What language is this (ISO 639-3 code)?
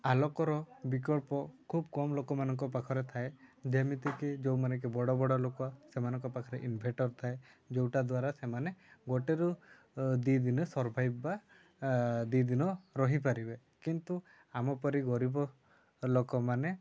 ori